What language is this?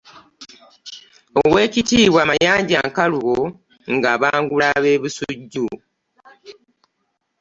Ganda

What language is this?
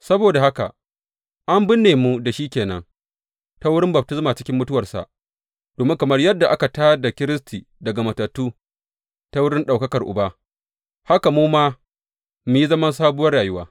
Hausa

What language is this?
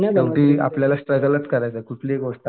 Marathi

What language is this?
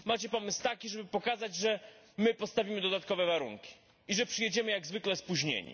Polish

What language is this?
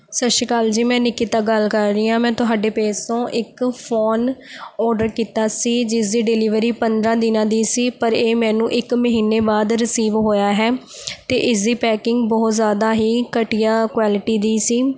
Punjabi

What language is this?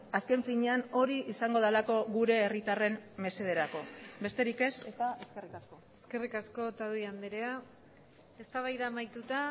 Basque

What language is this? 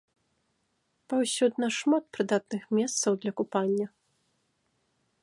Belarusian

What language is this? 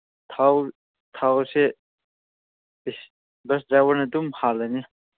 Manipuri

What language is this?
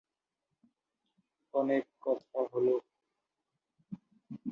Bangla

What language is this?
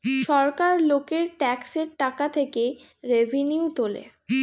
Bangla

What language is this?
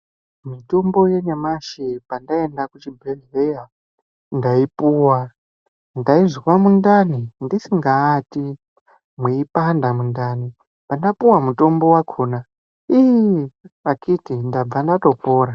Ndau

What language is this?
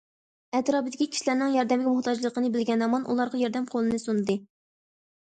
Uyghur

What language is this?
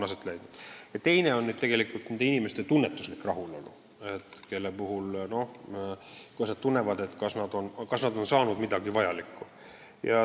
Estonian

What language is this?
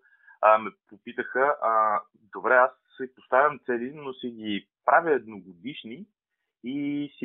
Bulgarian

